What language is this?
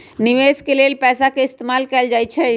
Magahi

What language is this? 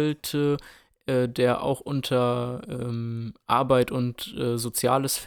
German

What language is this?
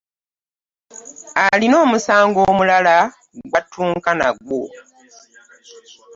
Ganda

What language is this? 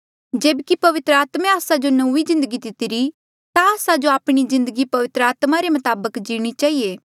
Mandeali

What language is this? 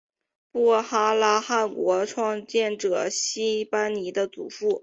Chinese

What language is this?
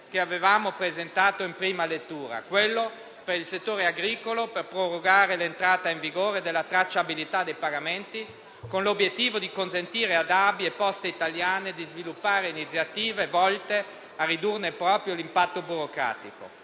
Italian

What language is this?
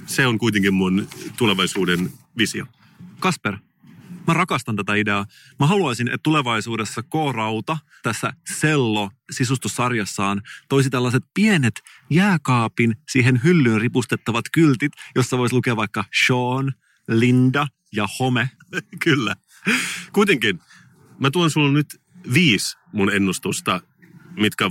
Finnish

